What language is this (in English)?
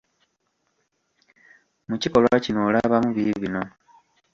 Ganda